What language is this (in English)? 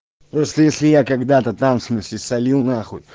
Russian